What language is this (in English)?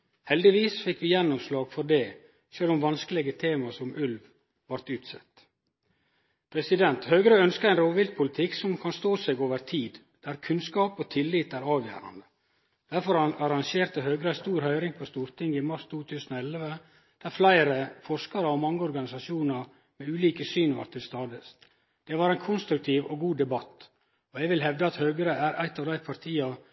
Norwegian Nynorsk